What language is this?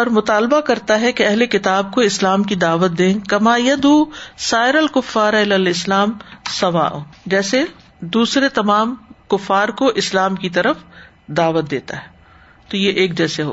Urdu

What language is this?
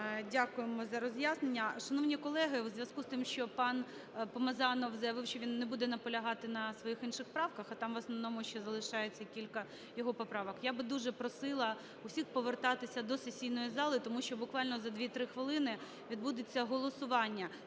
Ukrainian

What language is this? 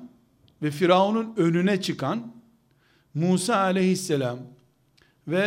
Turkish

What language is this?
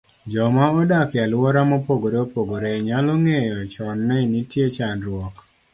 Luo (Kenya and Tanzania)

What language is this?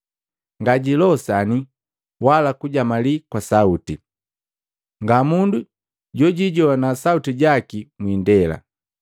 Matengo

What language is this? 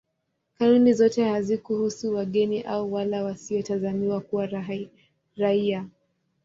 Swahili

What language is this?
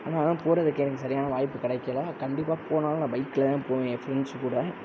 Tamil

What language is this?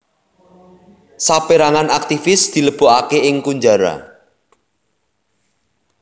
Javanese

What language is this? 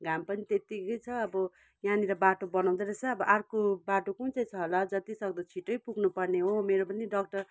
Nepali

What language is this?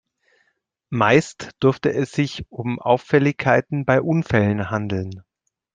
German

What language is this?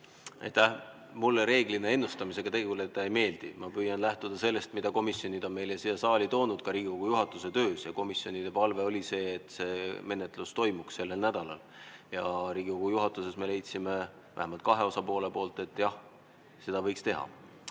Estonian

